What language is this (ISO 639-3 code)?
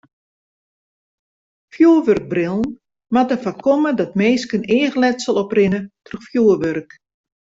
fry